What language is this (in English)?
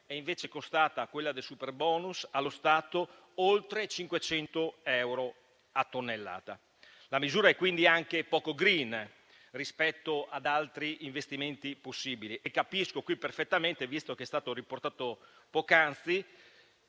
Italian